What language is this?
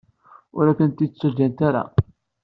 Kabyle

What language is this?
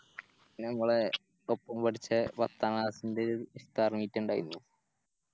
Malayalam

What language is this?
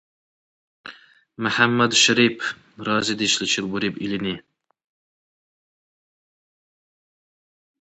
Dargwa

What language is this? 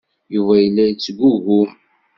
Kabyle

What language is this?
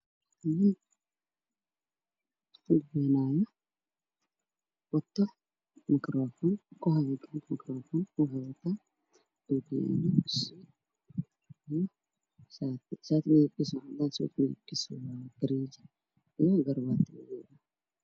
Somali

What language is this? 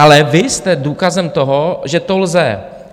Czech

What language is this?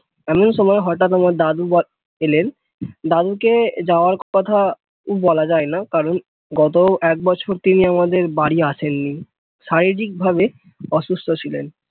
Bangla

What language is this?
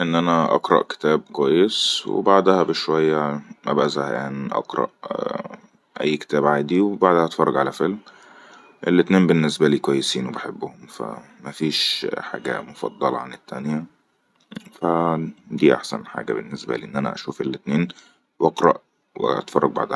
Egyptian Arabic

